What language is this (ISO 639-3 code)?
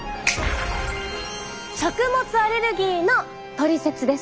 jpn